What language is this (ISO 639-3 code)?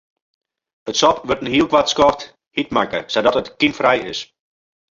fry